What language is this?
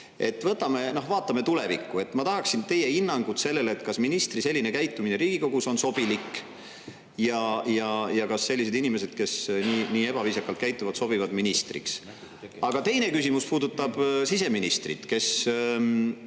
Estonian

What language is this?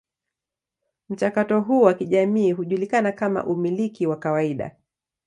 Swahili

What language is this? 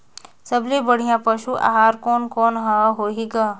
Chhattisgarhi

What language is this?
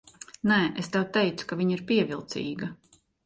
Latvian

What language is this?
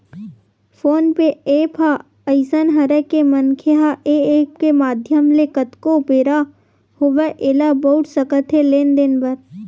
Chhattisgarhi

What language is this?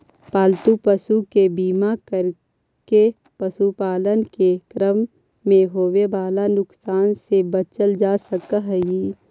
Magahi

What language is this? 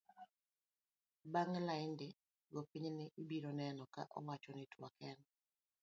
Luo (Kenya and Tanzania)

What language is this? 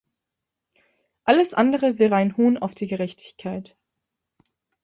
German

